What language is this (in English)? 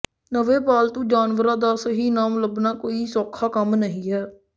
Punjabi